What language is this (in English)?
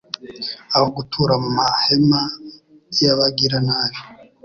Kinyarwanda